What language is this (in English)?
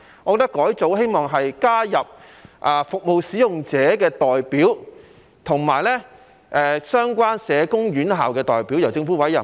Cantonese